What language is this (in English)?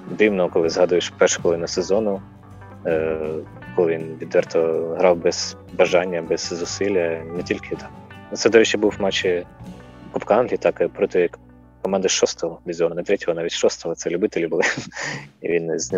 Ukrainian